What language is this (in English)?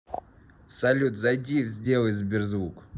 Russian